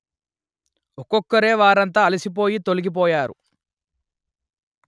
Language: Telugu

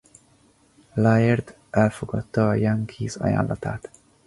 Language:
Hungarian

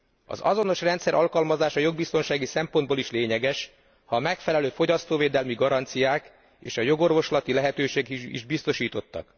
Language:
Hungarian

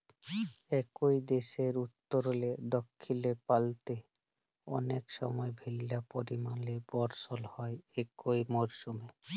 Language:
Bangla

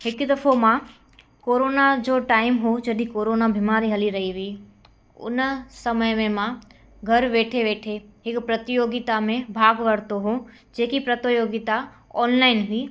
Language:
Sindhi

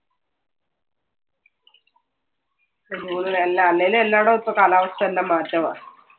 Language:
Malayalam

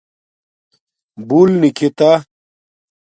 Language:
Domaaki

